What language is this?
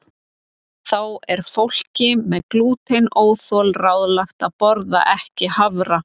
Icelandic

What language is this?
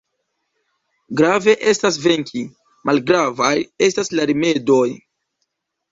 Esperanto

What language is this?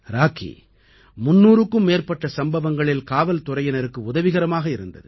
Tamil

